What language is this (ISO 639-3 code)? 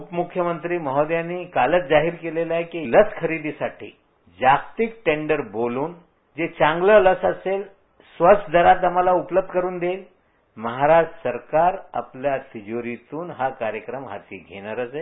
mar